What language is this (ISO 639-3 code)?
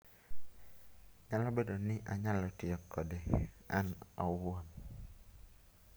luo